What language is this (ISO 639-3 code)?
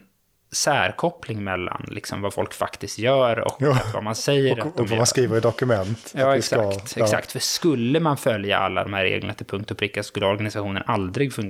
swe